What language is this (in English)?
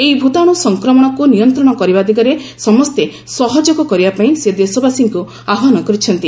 Odia